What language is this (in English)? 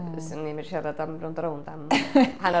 Welsh